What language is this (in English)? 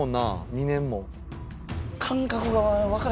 Japanese